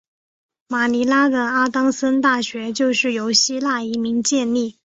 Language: Chinese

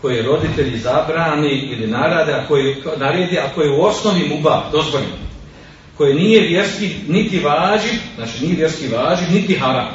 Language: Croatian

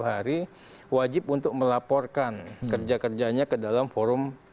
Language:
Indonesian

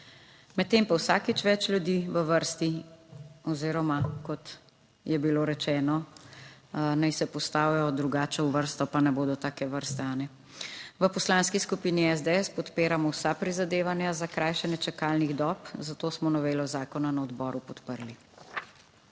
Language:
Slovenian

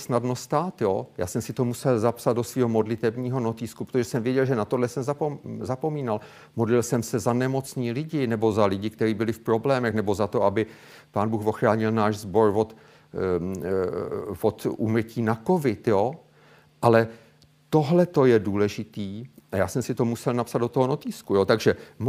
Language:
Czech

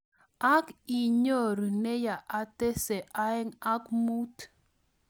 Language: Kalenjin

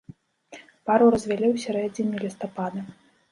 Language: Belarusian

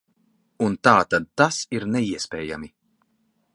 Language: Latvian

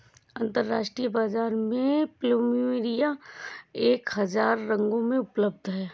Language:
Hindi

